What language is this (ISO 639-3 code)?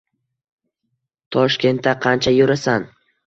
uzb